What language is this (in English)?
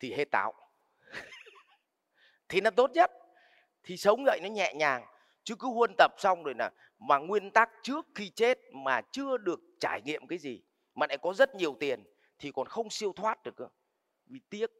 Vietnamese